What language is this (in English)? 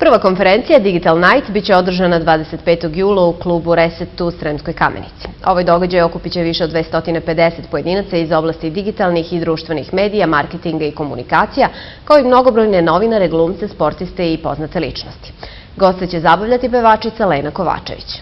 Russian